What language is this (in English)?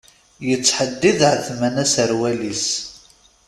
Kabyle